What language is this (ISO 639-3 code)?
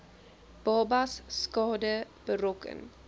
afr